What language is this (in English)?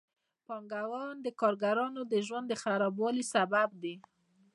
Pashto